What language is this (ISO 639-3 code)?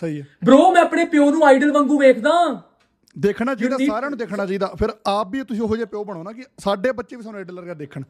pan